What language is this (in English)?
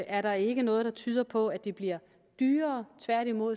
Danish